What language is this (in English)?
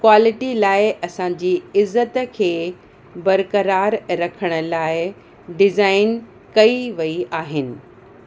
Sindhi